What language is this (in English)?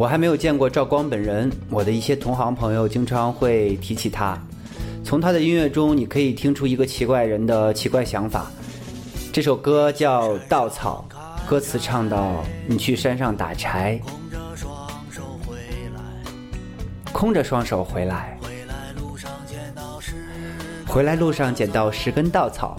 Chinese